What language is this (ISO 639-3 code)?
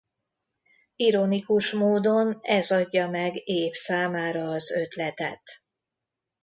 hun